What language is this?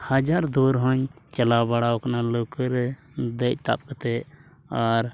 Santali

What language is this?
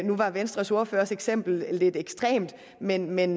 Danish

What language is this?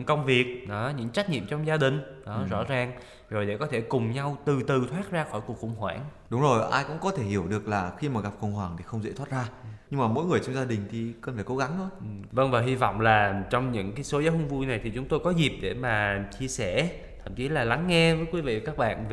Vietnamese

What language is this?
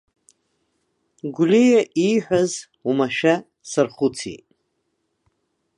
Abkhazian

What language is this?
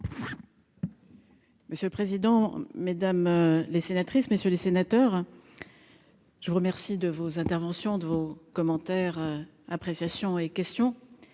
French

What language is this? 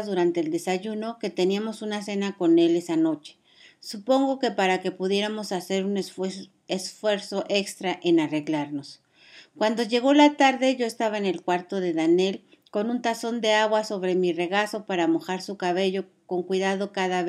Spanish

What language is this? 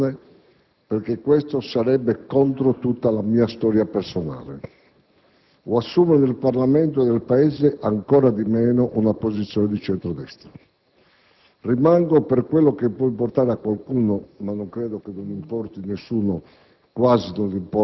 Italian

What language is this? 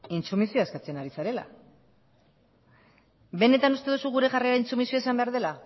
Basque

